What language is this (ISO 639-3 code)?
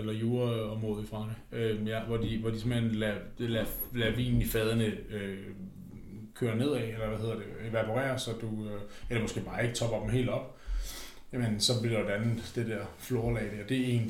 dan